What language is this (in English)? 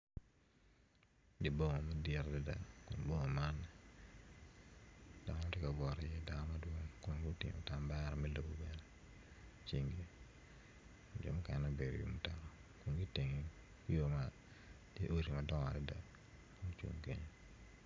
Acoli